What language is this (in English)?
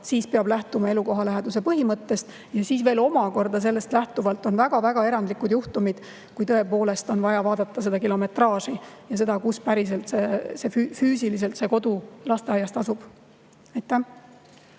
Estonian